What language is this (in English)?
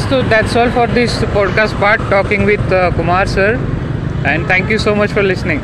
Marathi